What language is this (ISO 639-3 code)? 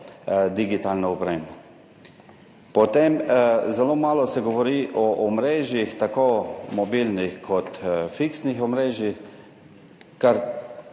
slv